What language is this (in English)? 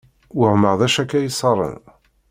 Kabyle